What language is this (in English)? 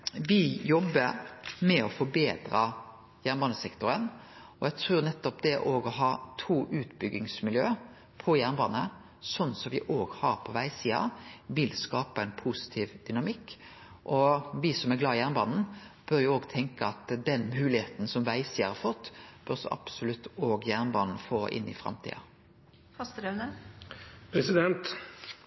Norwegian Nynorsk